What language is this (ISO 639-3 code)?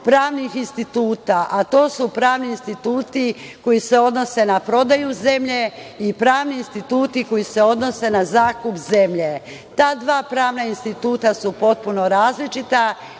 srp